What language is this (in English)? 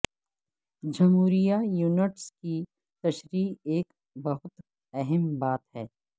Urdu